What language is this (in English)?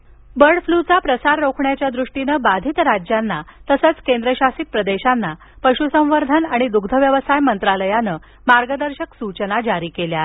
Marathi